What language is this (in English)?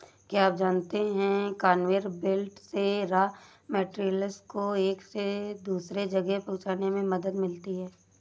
Hindi